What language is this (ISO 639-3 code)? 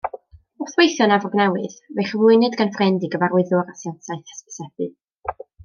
cym